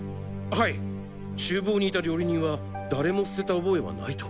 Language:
Japanese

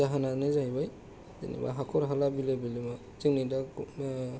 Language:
Bodo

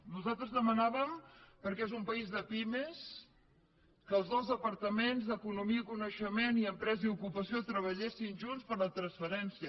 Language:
Catalan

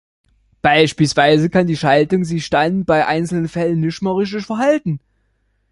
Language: German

